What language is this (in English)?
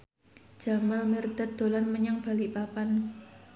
Javanese